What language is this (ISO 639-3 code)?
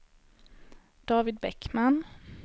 swe